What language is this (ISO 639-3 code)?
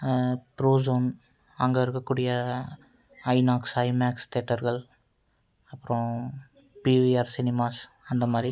tam